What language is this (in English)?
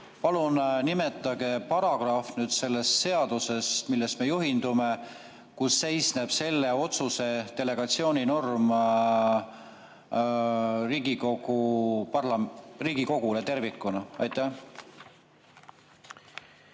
Estonian